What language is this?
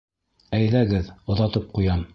Bashkir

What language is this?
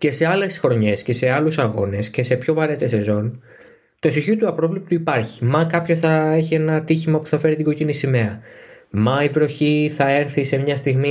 Greek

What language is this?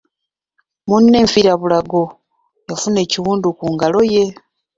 Ganda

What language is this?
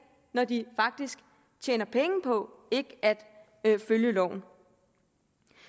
Danish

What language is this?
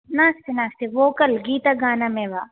Sanskrit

